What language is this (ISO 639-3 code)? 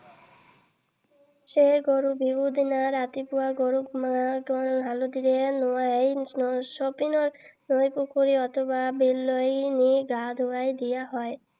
asm